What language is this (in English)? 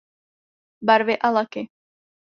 Czech